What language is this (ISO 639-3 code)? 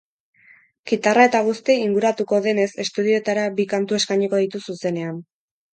eus